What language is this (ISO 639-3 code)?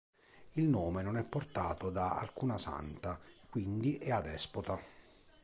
ita